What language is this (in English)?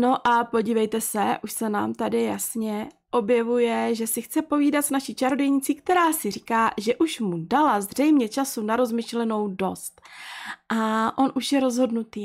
Czech